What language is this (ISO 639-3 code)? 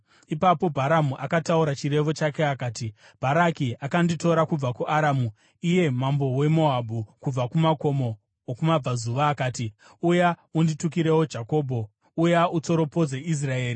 sna